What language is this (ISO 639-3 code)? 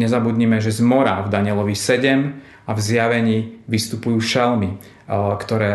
slk